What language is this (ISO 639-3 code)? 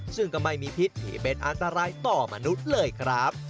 tha